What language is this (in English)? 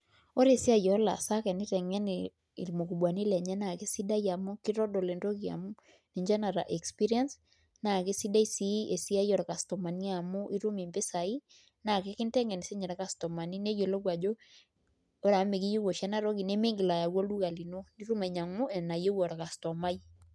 Masai